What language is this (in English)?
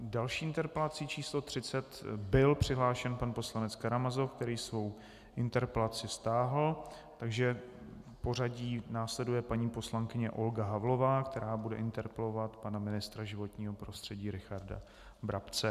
Czech